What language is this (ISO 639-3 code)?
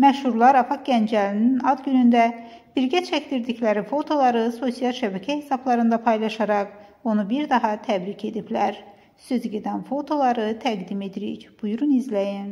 tur